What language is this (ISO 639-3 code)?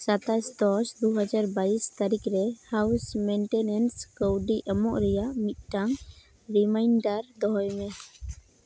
sat